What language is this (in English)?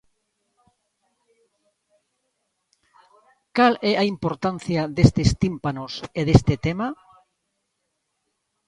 Galician